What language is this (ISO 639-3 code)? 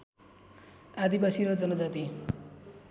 nep